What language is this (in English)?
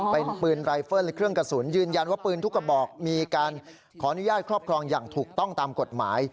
Thai